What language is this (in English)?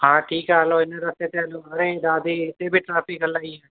Sindhi